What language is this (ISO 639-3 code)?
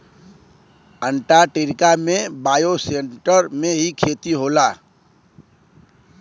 bho